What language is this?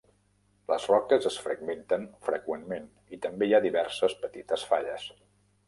Catalan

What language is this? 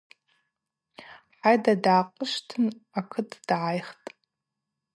Abaza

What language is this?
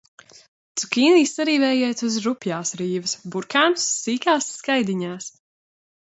Latvian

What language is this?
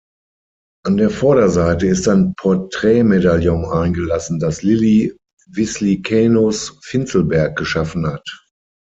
German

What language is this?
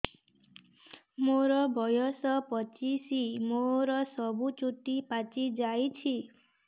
Odia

